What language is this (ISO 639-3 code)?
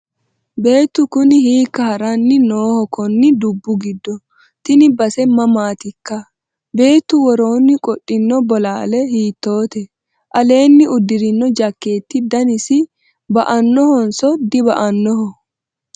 sid